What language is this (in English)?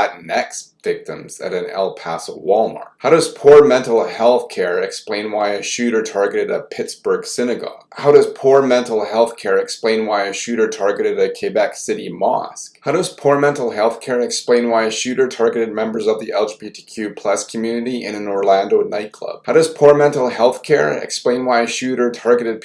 English